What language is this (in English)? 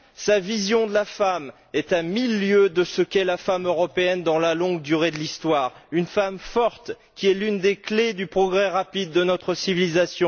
French